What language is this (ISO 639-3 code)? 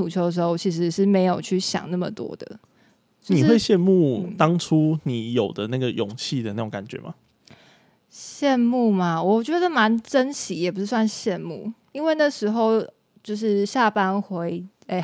zho